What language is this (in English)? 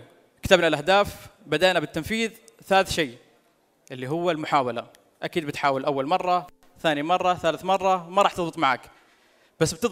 Arabic